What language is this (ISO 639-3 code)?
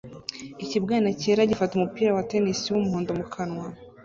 kin